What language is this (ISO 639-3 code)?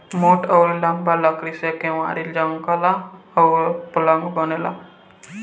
bho